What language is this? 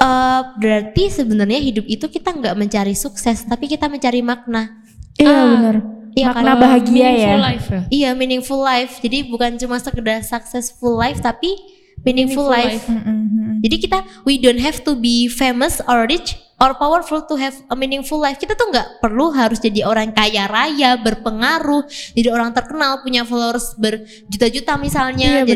Indonesian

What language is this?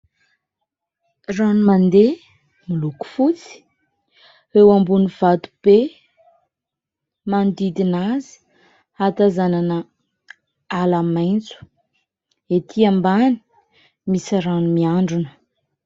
Malagasy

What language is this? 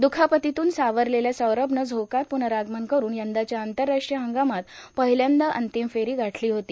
Marathi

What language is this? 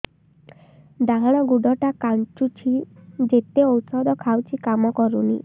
Odia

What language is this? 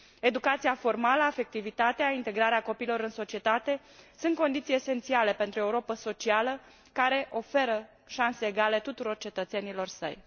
Romanian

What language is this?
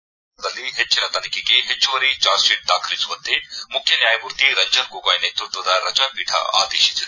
Kannada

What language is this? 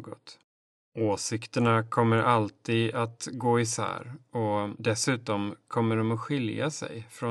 Swedish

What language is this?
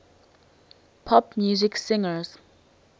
English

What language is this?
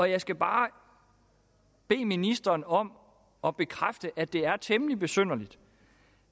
Danish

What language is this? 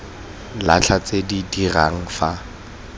Tswana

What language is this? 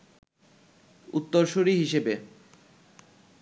Bangla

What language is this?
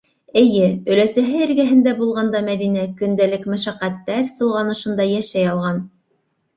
Bashkir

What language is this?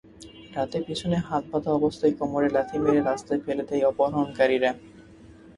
Bangla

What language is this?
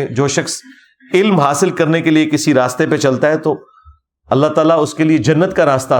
Urdu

